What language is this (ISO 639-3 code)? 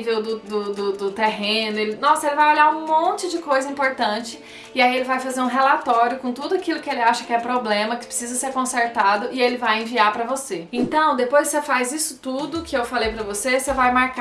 por